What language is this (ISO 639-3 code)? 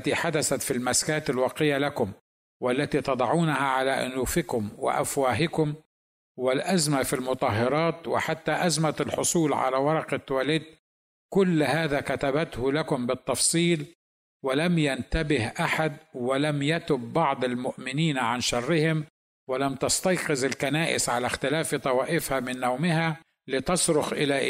ara